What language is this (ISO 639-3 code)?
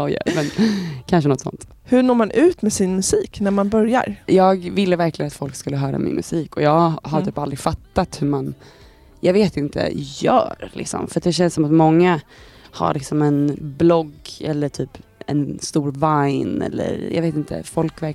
swe